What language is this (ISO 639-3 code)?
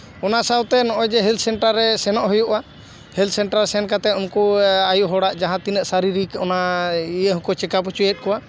sat